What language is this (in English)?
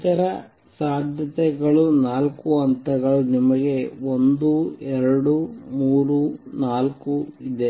Kannada